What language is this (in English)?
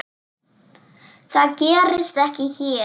Icelandic